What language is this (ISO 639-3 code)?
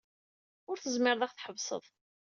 kab